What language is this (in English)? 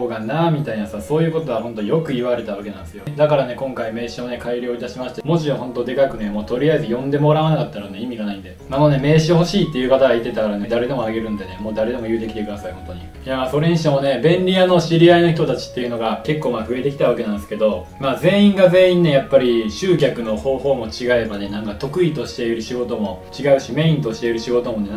Japanese